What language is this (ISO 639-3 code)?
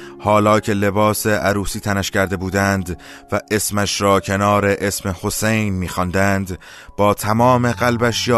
fas